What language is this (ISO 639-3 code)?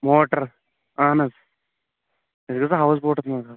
kas